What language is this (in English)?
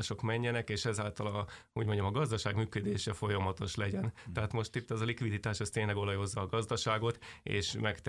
Hungarian